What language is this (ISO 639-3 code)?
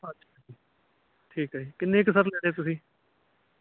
pan